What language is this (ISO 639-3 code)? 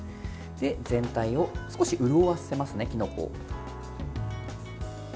jpn